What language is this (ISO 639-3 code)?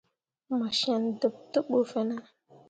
mua